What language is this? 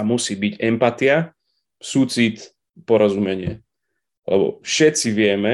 Slovak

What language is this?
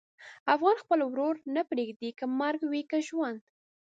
Pashto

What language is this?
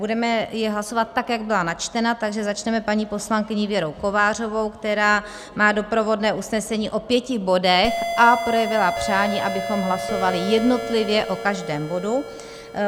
Czech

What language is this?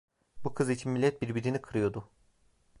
Turkish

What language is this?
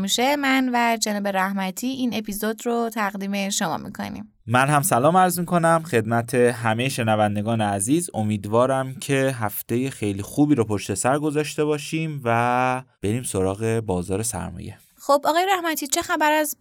Persian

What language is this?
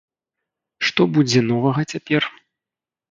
Belarusian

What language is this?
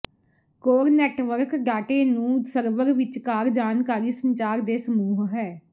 Punjabi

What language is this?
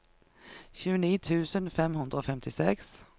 Norwegian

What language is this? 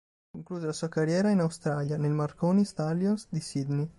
Italian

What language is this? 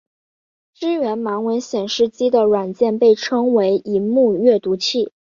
Chinese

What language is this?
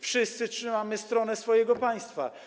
Polish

